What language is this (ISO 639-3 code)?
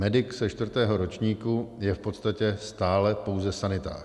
ces